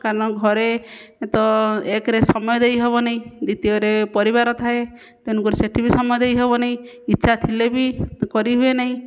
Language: Odia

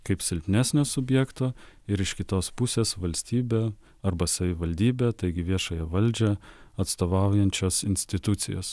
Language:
Lithuanian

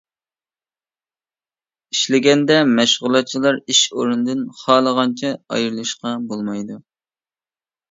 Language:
Uyghur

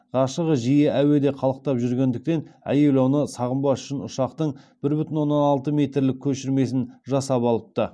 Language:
Kazakh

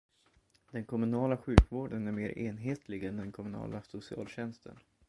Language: Swedish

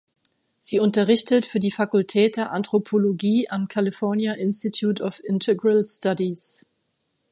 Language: German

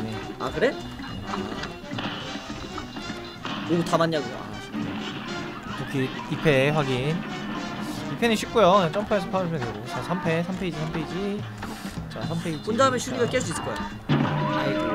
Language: Korean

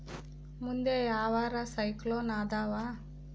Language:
Kannada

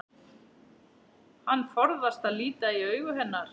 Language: Icelandic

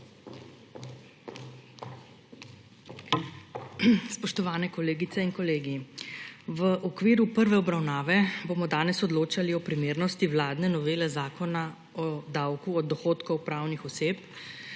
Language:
Slovenian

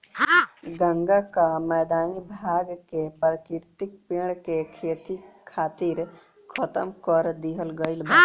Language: Bhojpuri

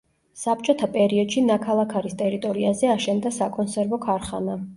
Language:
Georgian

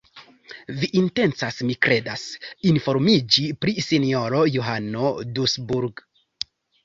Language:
Esperanto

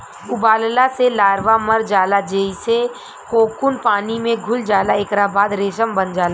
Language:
Bhojpuri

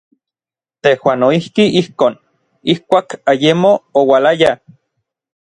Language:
Orizaba Nahuatl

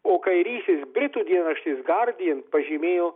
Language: Lithuanian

